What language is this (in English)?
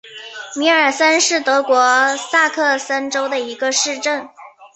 Chinese